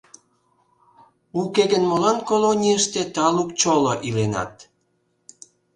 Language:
Mari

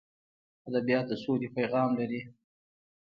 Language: Pashto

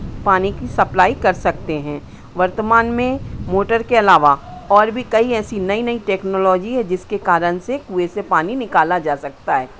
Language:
Hindi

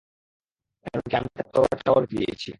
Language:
Bangla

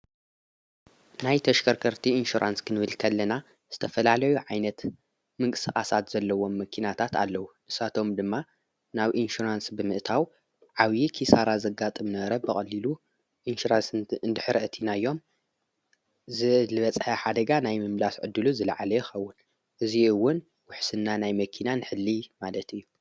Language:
Tigrinya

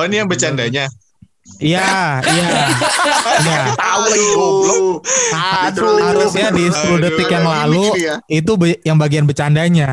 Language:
Indonesian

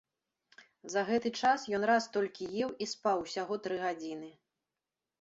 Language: Belarusian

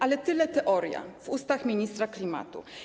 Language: Polish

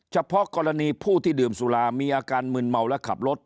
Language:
Thai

